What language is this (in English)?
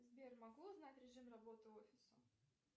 Russian